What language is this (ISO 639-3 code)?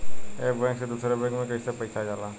bho